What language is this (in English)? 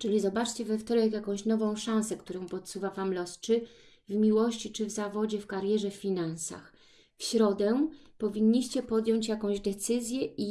Polish